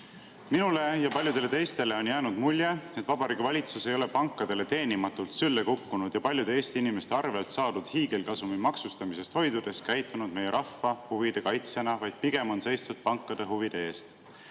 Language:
Estonian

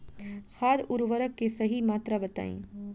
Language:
Bhojpuri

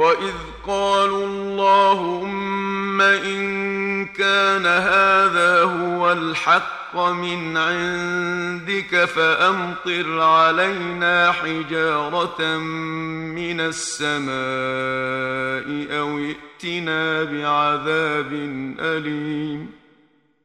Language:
Arabic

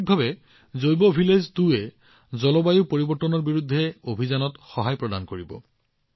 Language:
Assamese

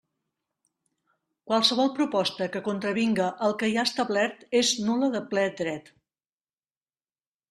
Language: Catalan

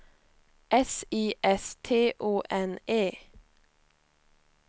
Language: Swedish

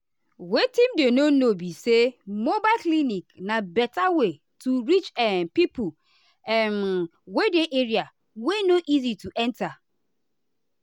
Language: Nigerian Pidgin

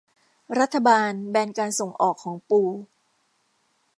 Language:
Thai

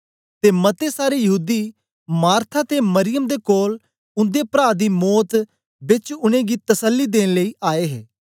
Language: Dogri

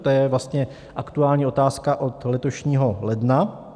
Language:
Czech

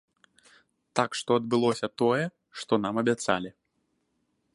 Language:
Belarusian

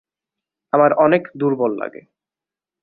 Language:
Bangla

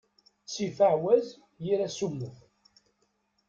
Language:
Kabyle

